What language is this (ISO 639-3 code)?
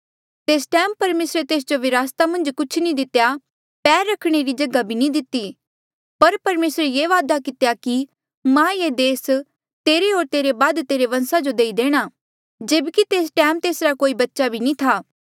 mjl